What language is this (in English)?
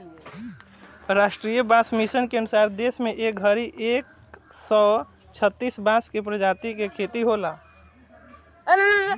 Bhojpuri